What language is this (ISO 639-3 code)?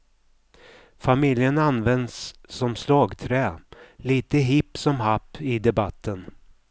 swe